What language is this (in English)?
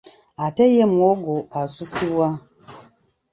Ganda